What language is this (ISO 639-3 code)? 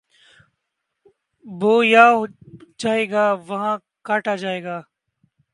urd